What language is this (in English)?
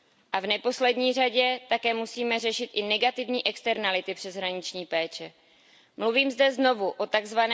Czech